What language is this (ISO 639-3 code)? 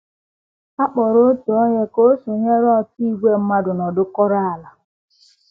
ibo